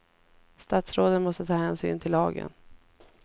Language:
Swedish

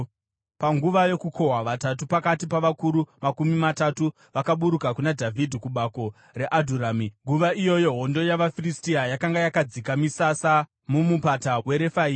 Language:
Shona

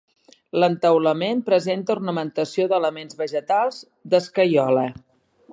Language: Catalan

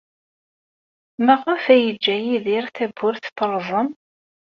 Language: Kabyle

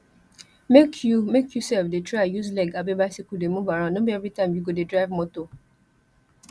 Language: Nigerian Pidgin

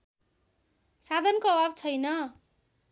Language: Nepali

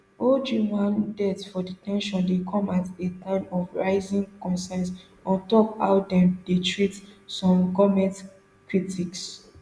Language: Nigerian Pidgin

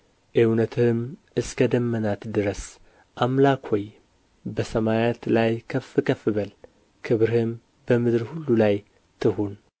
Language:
Amharic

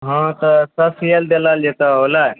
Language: Maithili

